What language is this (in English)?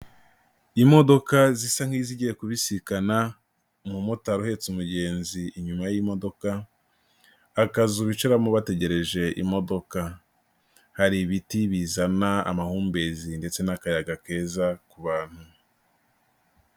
Kinyarwanda